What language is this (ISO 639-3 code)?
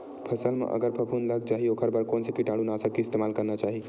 hne